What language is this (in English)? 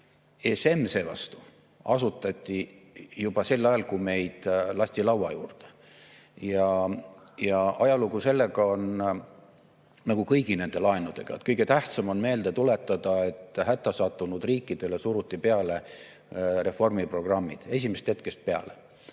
Estonian